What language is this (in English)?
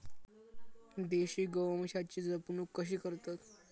Marathi